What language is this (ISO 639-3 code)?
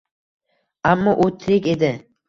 uzb